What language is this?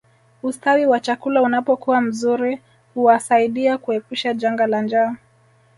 Swahili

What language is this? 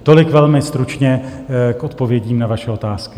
Czech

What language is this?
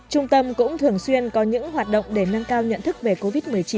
Vietnamese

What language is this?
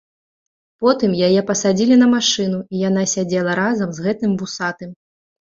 Belarusian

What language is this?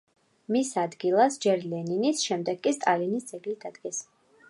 Georgian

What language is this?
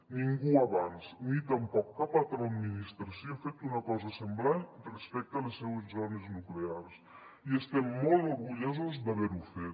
Catalan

